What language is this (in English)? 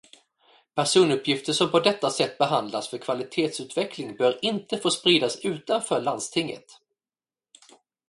Swedish